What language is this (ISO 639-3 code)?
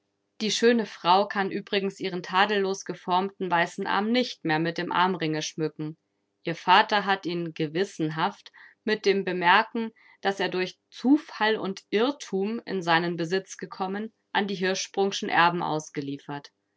deu